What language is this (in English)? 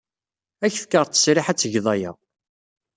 Kabyle